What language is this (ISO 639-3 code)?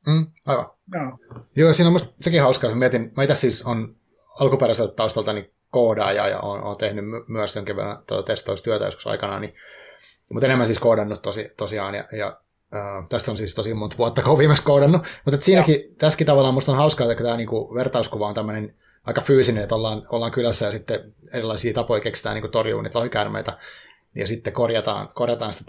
fin